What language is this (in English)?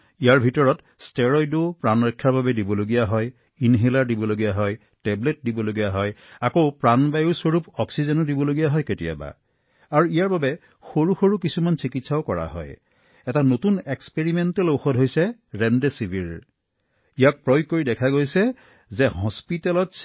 Assamese